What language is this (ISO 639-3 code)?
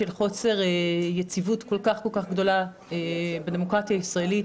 heb